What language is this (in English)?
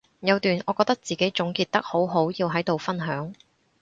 Cantonese